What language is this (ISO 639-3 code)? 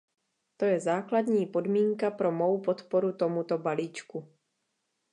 ces